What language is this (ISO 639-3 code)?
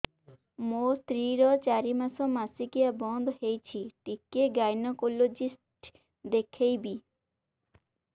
ori